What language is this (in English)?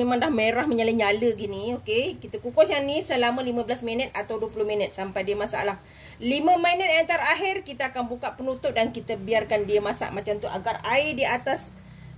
Malay